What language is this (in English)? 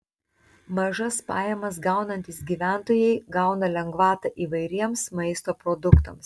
Lithuanian